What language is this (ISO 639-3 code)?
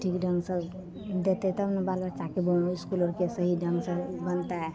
mai